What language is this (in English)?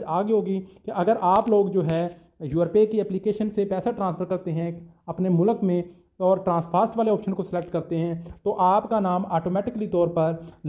Hindi